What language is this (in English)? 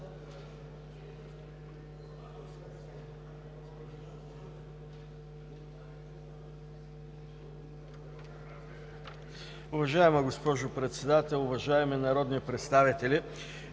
Bulgarian